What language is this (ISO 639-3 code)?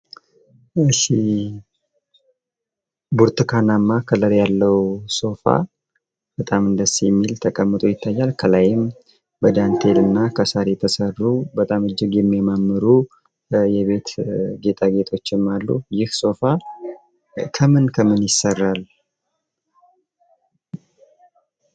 amh